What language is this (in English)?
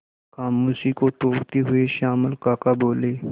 Hindi